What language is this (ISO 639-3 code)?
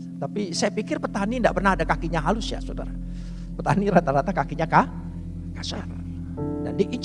ind